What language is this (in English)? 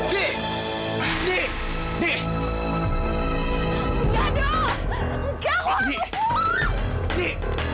Indonesian